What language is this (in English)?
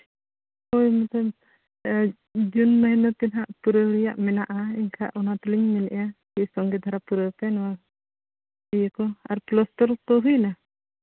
Santali